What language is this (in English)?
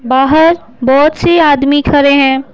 Hindi